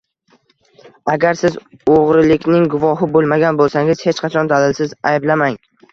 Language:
Uzbek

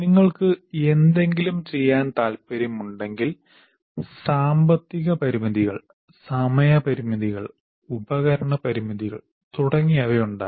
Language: Malayalam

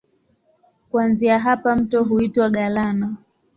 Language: Swahili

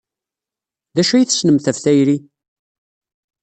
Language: Kabyle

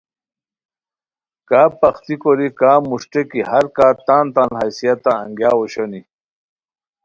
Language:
Khowar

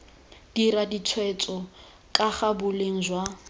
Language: Tswana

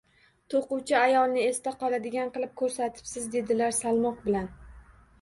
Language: Uzbek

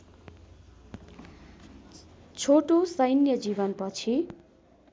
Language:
Nepali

